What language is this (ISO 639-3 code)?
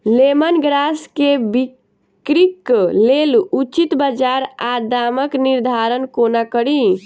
mai